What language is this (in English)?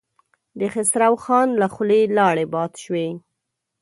Pashto